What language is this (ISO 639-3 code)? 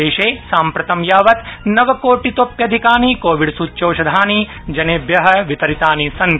san